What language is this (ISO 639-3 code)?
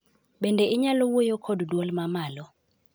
luo